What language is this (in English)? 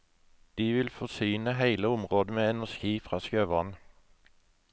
Norwegian